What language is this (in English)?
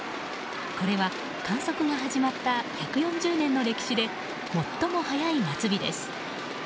Japanese